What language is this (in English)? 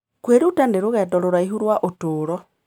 Kikuyu